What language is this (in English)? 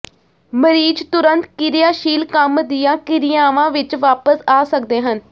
Punjabi